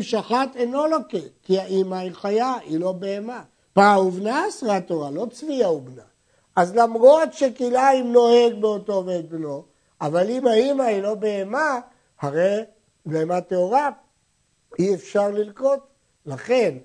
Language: Hebrew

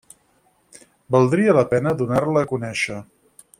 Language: Catalan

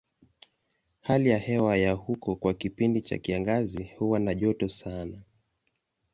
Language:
Swahili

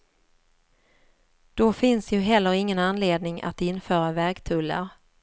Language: Swedish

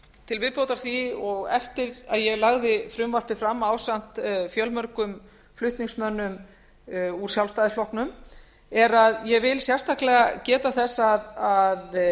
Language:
Icelandic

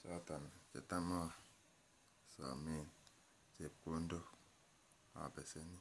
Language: Kalenjin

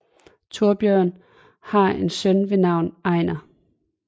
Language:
Danish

